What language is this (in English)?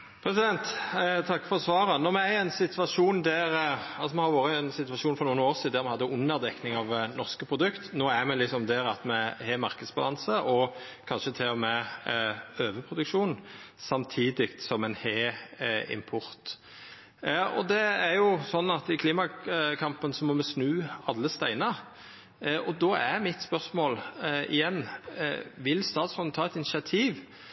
Norwegian Nynorsk